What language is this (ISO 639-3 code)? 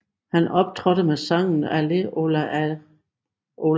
dan